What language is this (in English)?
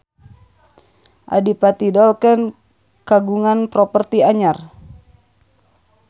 Sundanese